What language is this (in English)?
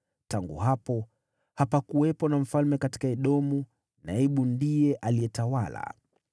Swahili